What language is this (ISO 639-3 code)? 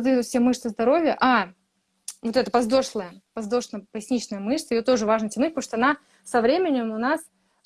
rus